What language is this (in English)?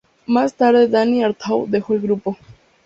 Spanish